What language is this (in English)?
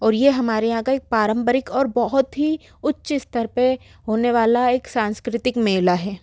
Hindi